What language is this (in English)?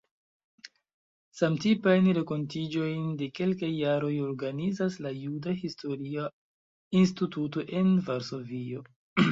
Esperanto